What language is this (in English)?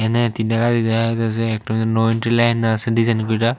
Bangla